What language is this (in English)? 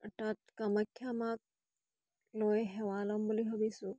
Assamese